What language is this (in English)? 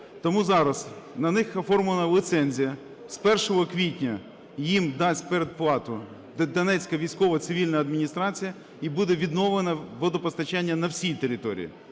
Ukrainian